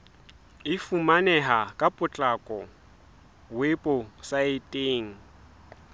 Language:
Southern Sotho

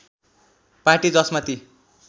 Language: Nepali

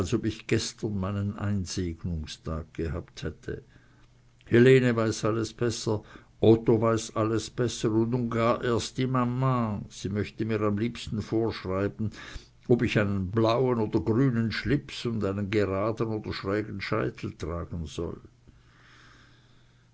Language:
German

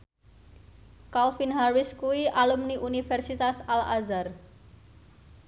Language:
Javanese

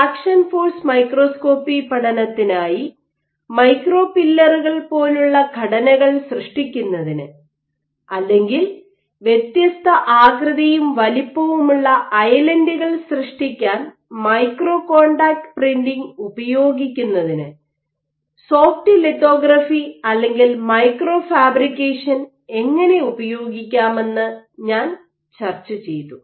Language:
Malayalam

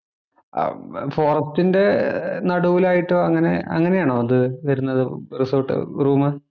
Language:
Malayalam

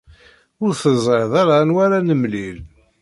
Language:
Kabyle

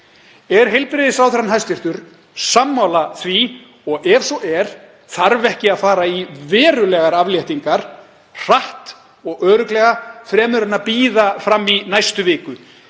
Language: Icelandic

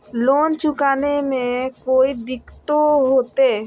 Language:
Magahi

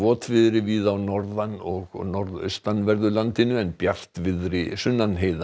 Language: Icelandic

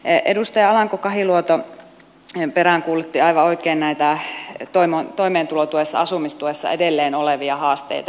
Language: Finnish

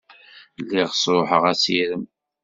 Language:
Kabyle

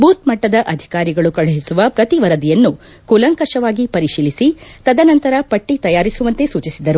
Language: Kannada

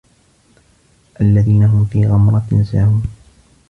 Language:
Arabic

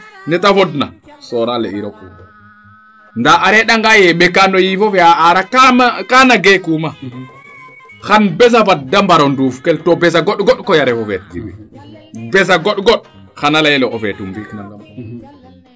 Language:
Serer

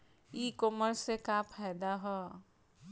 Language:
Bhojpuri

